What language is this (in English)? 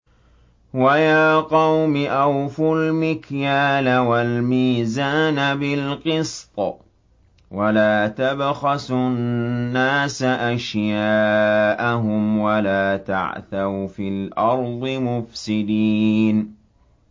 Arabic